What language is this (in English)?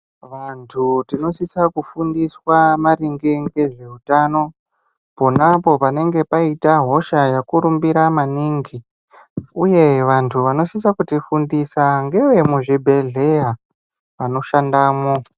Ndau